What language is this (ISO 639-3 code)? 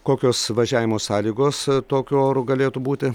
lit